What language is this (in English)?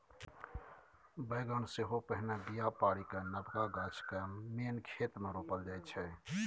Maithili